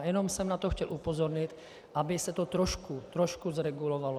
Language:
Czech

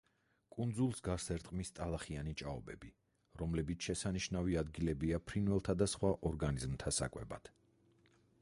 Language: Georgian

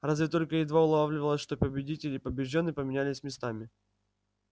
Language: Russian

